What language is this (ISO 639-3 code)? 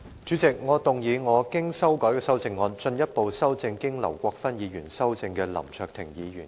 yue